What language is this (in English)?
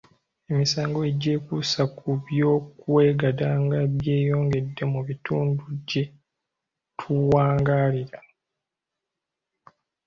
Ganda